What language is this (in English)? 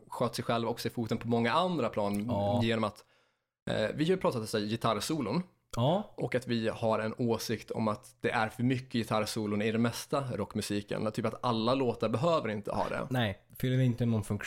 Swedish